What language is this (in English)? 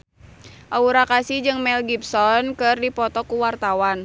Sundanese